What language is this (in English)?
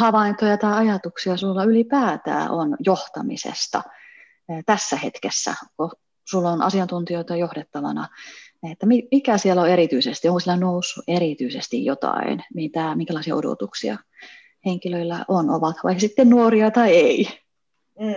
Finnish